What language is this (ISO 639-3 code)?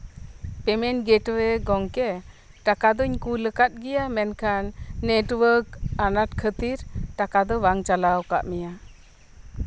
sat